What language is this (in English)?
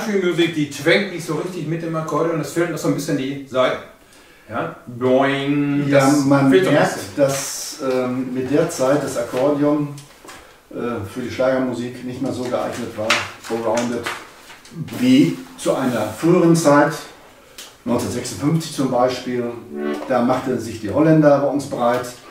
German